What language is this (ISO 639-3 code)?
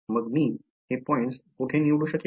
mar